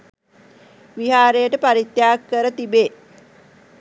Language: Sinhala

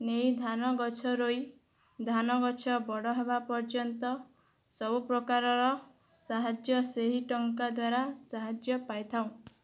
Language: Odia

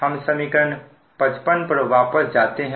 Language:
Hindi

